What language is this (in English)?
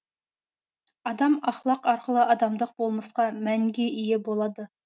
Kazakh